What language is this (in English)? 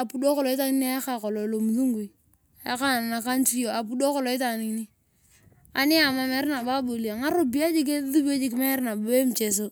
Turkana